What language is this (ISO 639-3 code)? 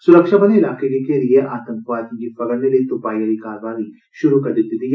doi